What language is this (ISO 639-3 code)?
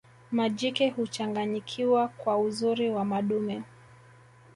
swa